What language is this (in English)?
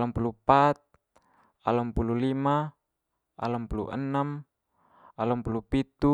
Manggarai